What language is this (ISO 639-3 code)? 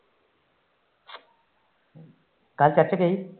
pan